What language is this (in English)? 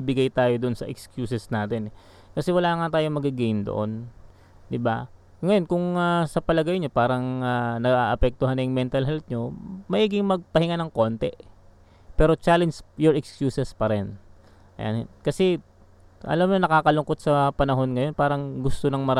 Filipino